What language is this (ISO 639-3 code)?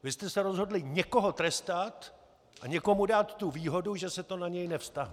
ces